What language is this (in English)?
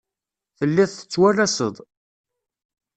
Kabyle